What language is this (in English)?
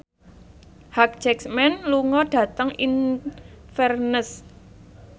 Javanese